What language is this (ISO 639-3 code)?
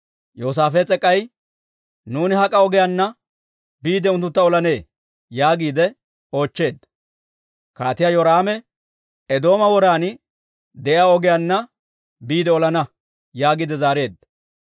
dwr